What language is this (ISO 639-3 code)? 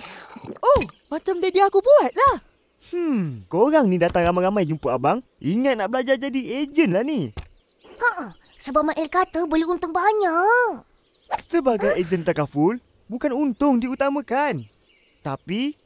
msa